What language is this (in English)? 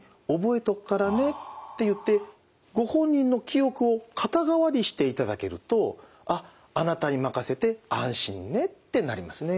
Japanese